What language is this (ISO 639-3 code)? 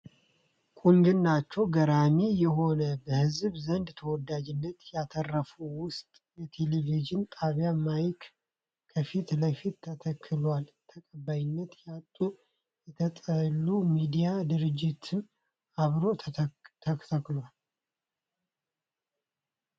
amh